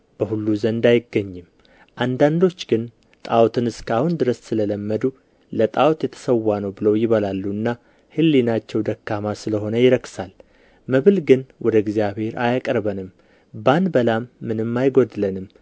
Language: Amharic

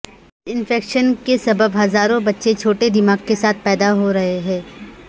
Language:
Urdu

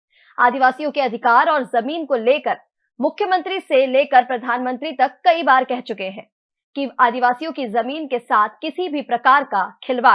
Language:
Hindi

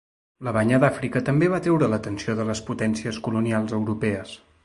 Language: Catalan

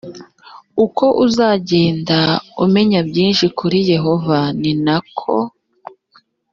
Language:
Kinyarwanda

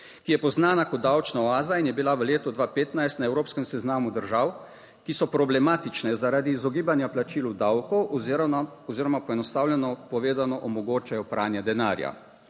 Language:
Slovenian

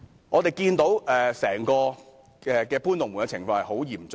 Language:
Cantonese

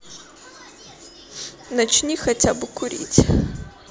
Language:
Russian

